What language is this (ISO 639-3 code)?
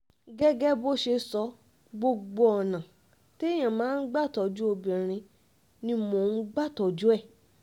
yor